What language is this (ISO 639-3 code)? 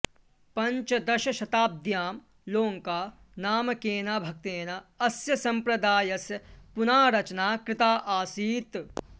san